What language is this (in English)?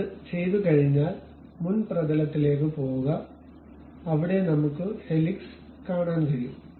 Malayalam